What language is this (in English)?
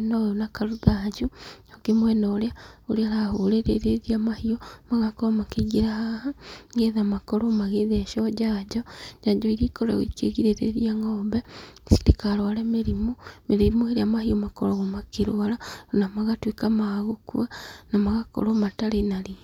Kikuyu